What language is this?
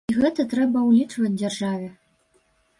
Belarusian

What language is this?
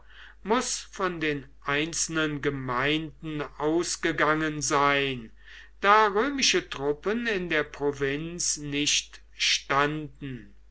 German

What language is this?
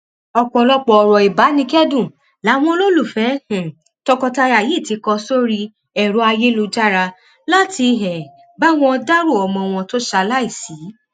Yoruba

